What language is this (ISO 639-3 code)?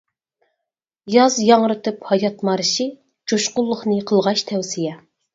uig